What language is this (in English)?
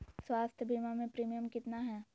Magahi